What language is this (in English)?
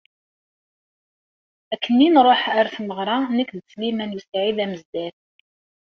Kabyle